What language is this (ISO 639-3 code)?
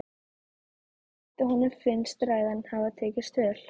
isl